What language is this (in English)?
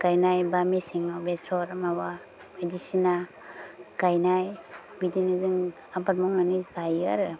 Bodo